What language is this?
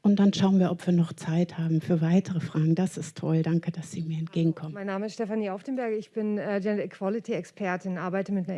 German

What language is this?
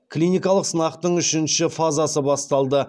Kazakh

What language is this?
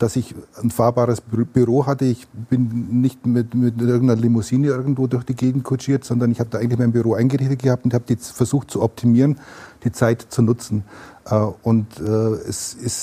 German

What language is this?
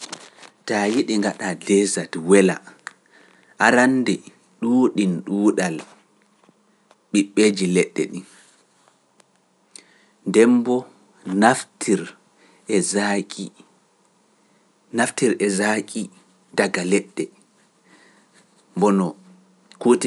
Pular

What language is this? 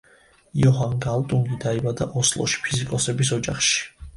Georgian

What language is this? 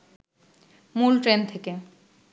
Bangla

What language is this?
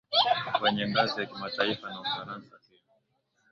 Swahili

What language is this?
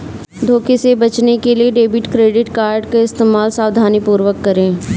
Hindi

